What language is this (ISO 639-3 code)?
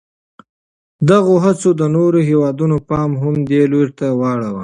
pus